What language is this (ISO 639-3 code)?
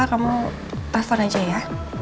ind